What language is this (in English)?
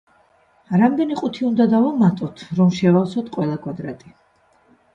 Georgian